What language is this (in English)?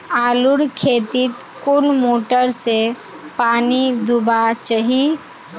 Magahi